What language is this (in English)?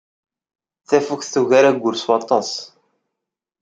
Kabyle